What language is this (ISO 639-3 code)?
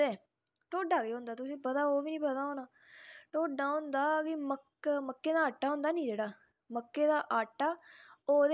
doi